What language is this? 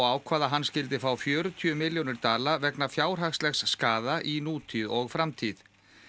Icelandic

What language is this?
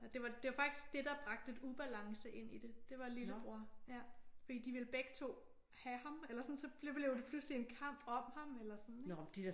Danish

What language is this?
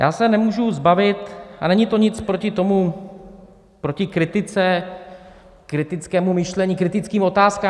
Czech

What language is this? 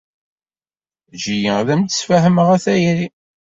Kabyle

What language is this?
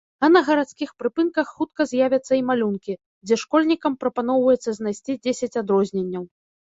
Belarusian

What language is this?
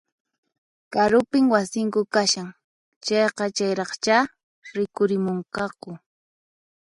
Puno Quechua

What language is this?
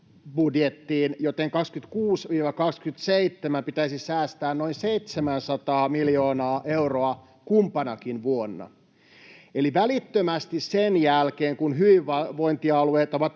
Finnish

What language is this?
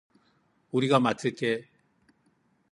Korean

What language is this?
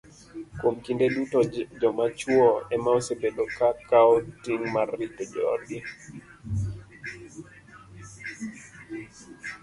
Luo (Kenya and Tanzania)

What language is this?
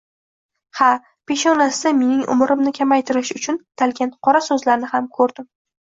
Uzbek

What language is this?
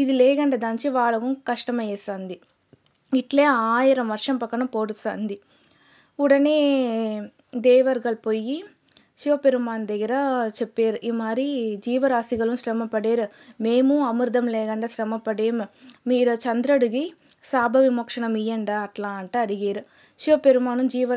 Telugu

